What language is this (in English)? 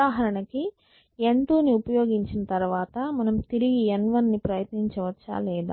Telugu